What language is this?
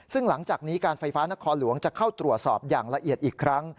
Thai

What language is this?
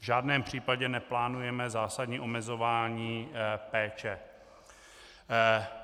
Czech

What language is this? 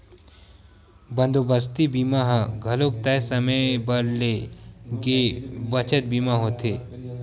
Chhattisgarhi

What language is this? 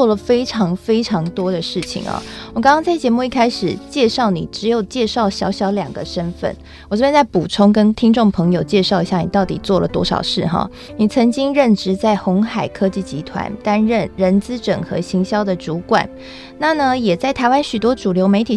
Chinese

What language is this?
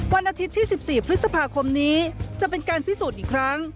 Thai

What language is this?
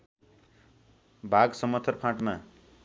Nepali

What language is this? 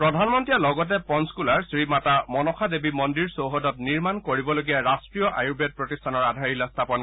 Assamese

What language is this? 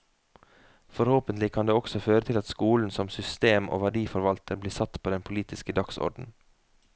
Norwegian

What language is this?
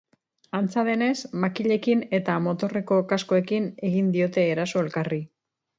Basque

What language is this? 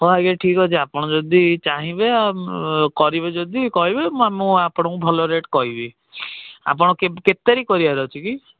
Odia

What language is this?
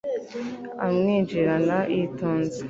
Kinyarwanda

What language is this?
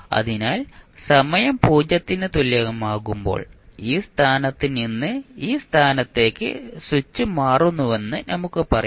Malayalam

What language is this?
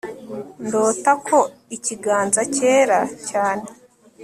Kinyarwanda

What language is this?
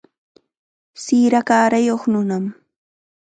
Chiquián Ancash Quechua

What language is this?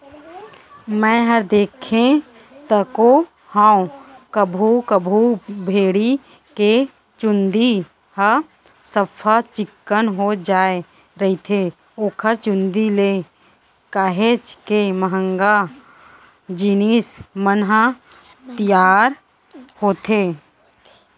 Chhattisgarhi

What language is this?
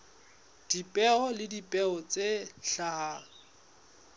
Southern Sotho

